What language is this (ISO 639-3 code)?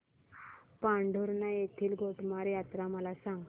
mar